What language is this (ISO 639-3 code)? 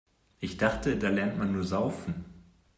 deu